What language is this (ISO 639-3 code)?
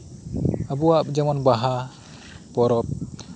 sat